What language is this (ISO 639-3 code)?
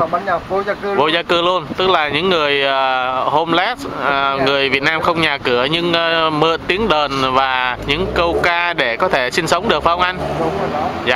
vie